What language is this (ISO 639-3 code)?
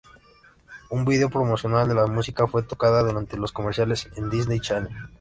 spa